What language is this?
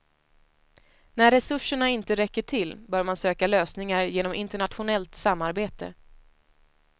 Swedish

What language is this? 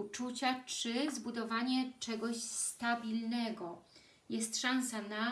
Polish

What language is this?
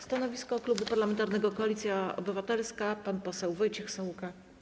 Polish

